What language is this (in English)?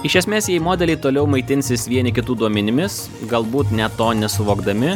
Lithuanian